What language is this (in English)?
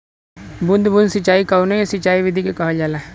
Bhojpuri